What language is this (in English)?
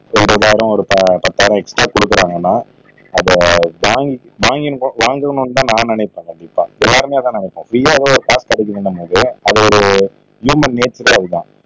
Tamil